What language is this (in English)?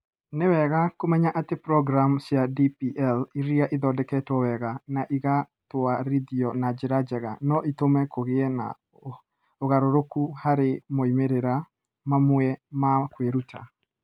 Kikuyu